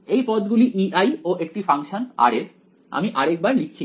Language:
Bangla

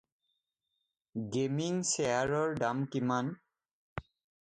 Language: Assamese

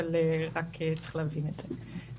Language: Hebrew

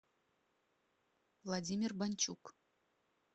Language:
Russian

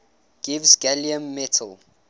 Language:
English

